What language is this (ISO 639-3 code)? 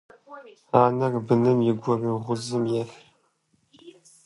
kbd